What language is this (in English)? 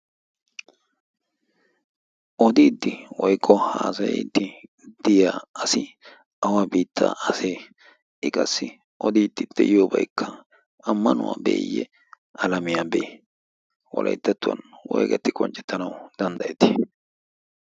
Wolaytta